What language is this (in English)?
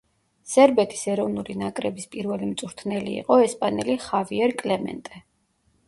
Georgian